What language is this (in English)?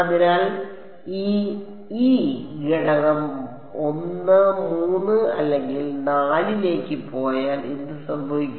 Malayalam